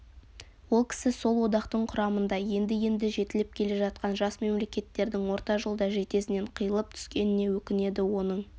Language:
Kazakh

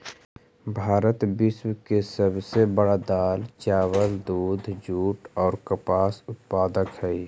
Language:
Magahi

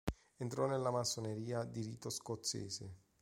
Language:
Italian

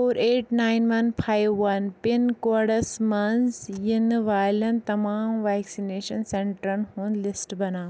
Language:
Kashmiri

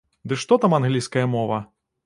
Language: Belarusian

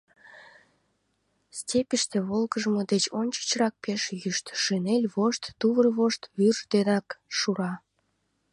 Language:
Mari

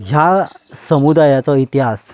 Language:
Konkani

